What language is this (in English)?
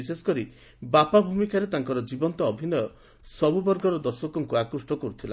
Odia